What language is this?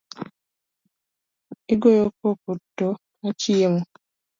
Luo (Kenya and Tanzania)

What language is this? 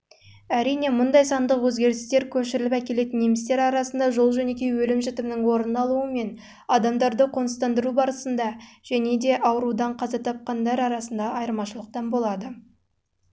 Kazakh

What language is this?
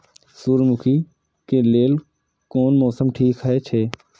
Maithili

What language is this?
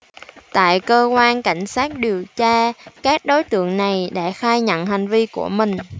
Vietnamese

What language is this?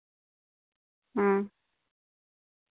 Santali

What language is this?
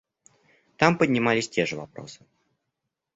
Russian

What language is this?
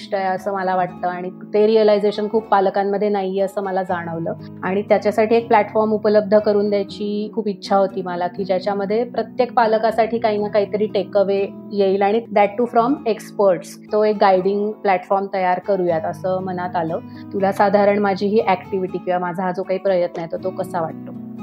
Marathi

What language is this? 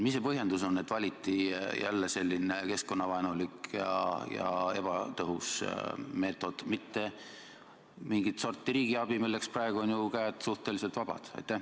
Estonian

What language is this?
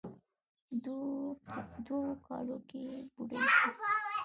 Pashto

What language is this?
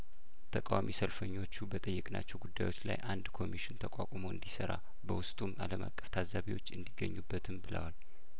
Amharic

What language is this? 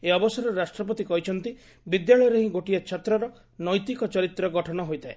Odia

